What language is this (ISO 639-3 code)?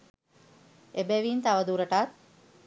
sin